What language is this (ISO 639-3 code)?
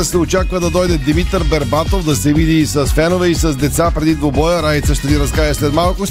bul